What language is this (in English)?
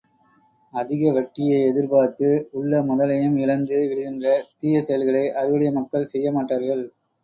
Tamil